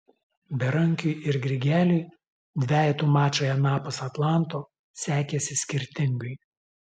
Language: Lithuanian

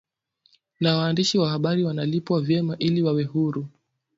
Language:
Swahili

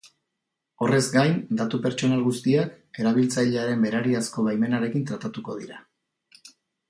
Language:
Basque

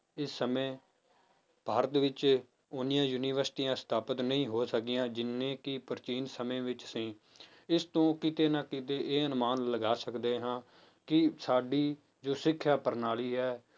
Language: Punjabi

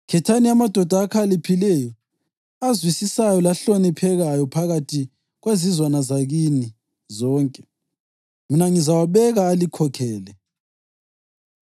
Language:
North Ndebele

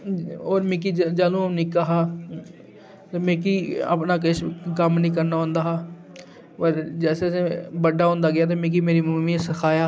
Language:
Dogri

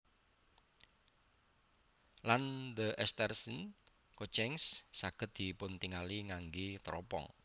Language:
Javanese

